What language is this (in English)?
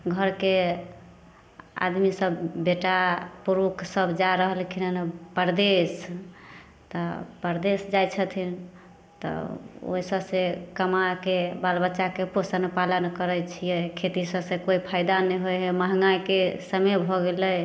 Maithili